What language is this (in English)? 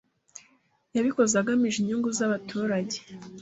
Kinyarwanda